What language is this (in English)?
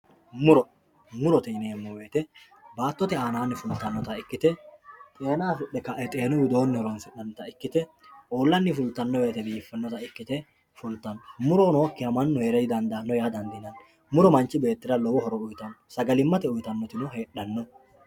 Sidamo